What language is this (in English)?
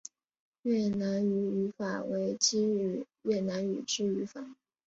Chinese